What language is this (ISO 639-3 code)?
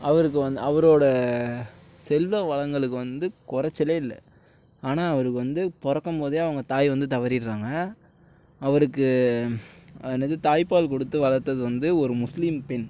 tam